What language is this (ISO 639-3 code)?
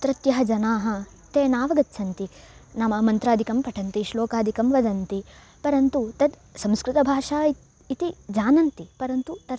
san